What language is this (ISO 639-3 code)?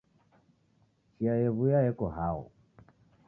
dav